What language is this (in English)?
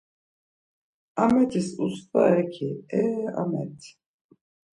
Laz